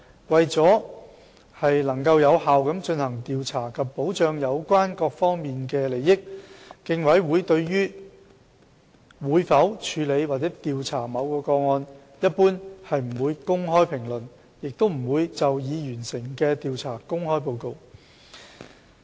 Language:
Cantonese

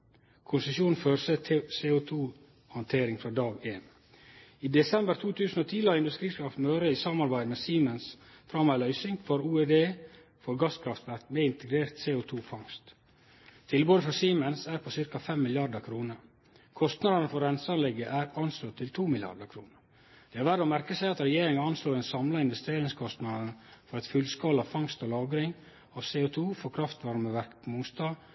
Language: Norwegian Nynorsk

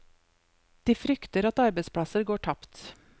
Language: Norwegian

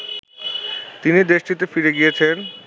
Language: Bangla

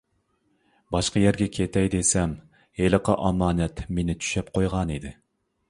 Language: Uyghur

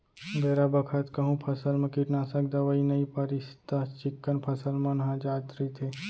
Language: Chhattisgarhi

